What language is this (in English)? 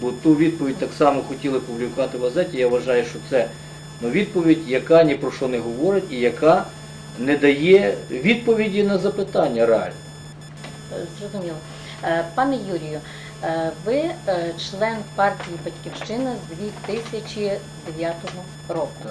Ukrainian